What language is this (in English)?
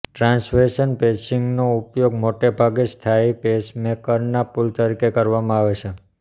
Gujarati